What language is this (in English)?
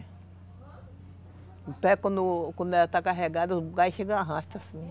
Portuguese